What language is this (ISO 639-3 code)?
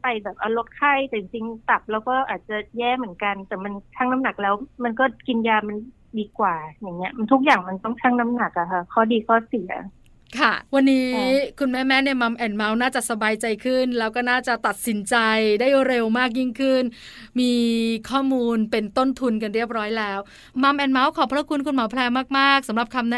tha